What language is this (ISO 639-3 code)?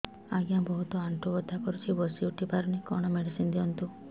ori